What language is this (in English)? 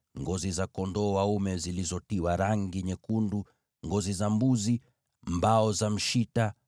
Swahili